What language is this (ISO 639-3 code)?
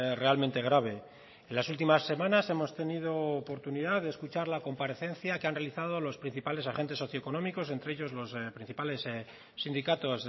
spa